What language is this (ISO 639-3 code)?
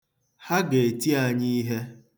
ibo